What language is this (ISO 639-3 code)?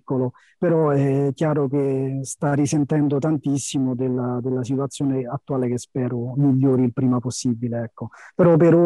ita